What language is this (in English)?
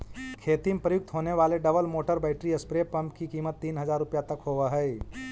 Magahi